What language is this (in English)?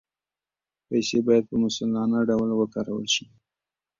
Pashto